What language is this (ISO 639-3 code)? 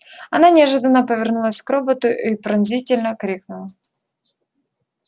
rus